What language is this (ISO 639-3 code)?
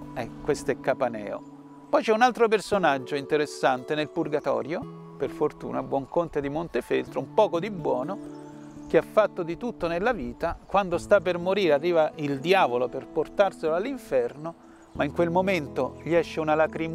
ita